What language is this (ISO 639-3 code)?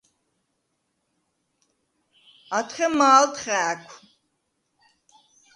sva